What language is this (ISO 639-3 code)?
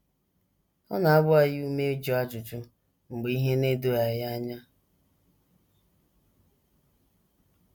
ibo